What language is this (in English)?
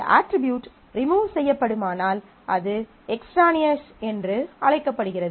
Tamil